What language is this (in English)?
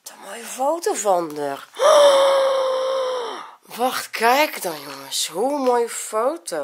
Dutch